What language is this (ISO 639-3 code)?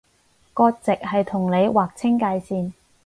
yue